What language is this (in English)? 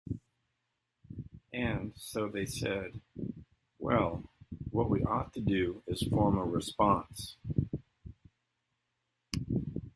English